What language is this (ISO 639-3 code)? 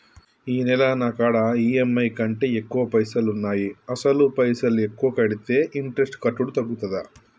tel